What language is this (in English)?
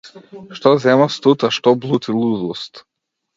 Macedonian